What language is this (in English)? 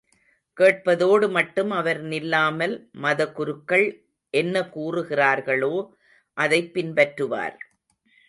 Tamil